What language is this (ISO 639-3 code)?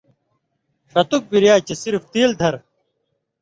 mvy